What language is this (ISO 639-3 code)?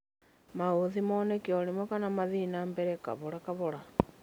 kik